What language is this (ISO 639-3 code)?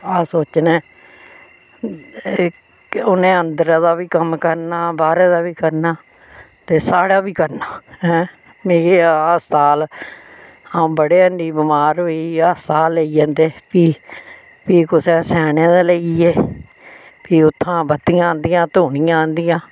doi